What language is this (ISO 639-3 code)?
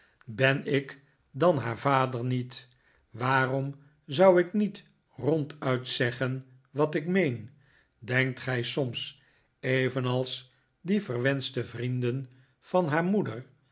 nld